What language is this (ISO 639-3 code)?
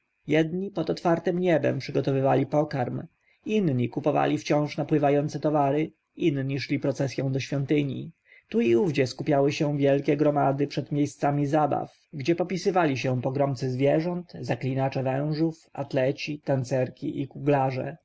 pol